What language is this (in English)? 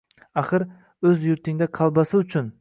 Uzbek